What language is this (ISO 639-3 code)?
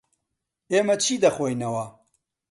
ckb